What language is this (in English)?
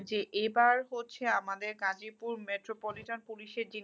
Bangla